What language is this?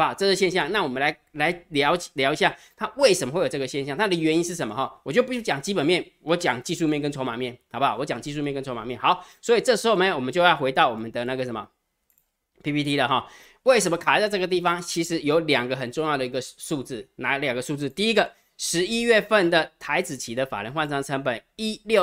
Chinese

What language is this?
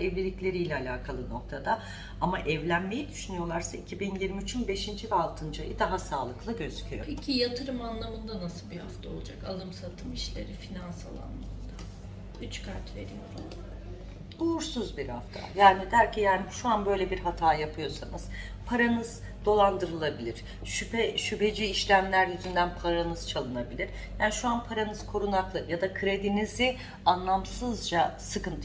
Turkish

